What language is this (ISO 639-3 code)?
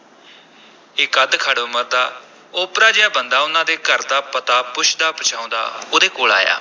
pan